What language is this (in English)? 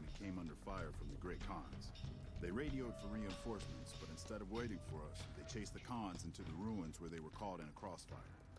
Turkish